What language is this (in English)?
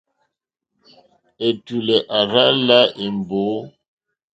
Mokpwe